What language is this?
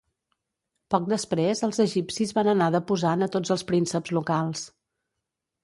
Catalan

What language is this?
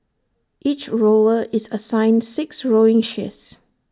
English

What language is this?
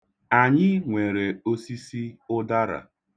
Igbo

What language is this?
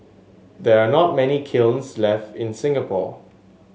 English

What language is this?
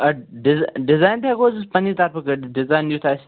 Kashmiri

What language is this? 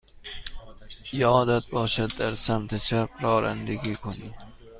Persian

